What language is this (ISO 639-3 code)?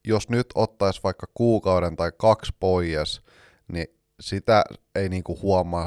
fin